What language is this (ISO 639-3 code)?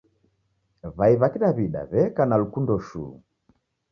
dav